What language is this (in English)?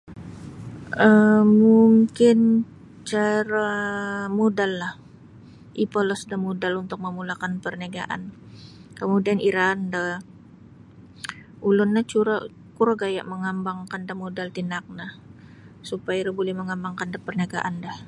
Sabah Bisaya